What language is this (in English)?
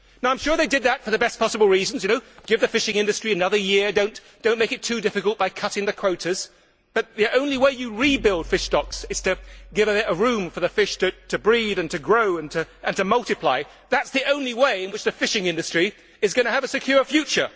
English